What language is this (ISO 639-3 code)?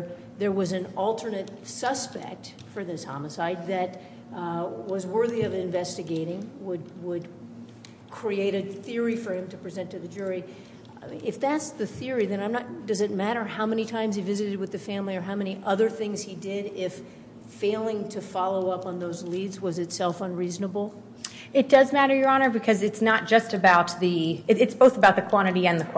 eng